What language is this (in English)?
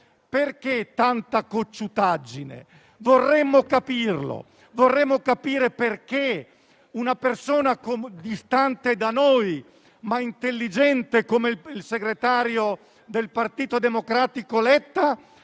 Italian